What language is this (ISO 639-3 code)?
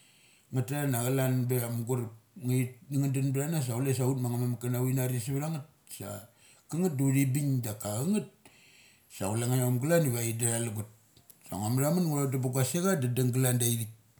gcc